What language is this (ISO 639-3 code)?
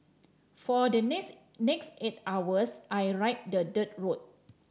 eng